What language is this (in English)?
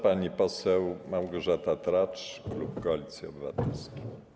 Polish